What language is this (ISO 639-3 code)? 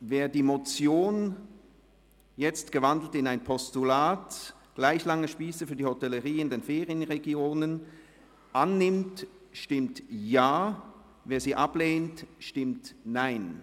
gsw